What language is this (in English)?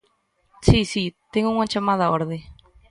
Galician